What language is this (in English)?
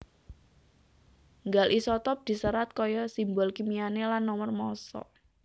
Javanese